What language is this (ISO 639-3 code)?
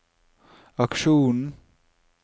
nor